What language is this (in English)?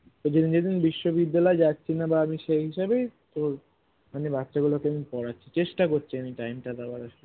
Bangla